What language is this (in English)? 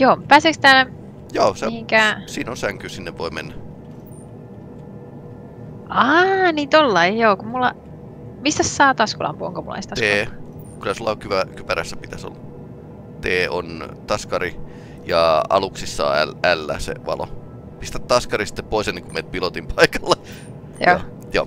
Finnish